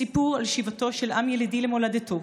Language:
Hebrew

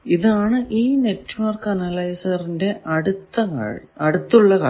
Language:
Malayalam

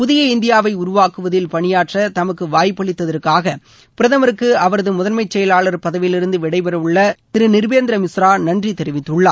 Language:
Tamil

